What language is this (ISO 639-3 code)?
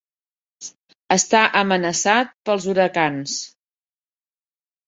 cat